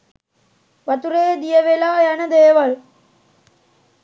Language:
Sinhala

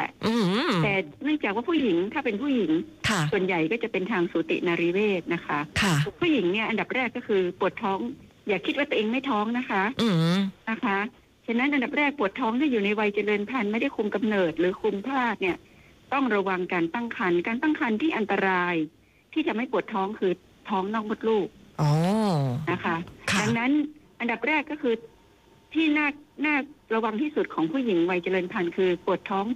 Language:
Thai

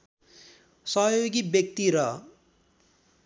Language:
Nepali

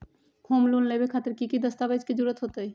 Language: Magahi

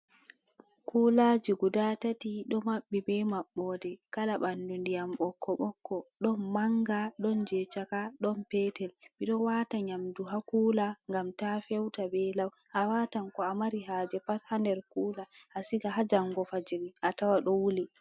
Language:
Fula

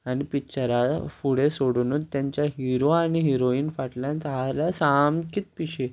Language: Konkani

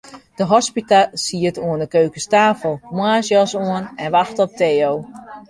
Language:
Western Frisian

